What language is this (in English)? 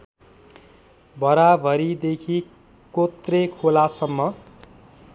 Nepali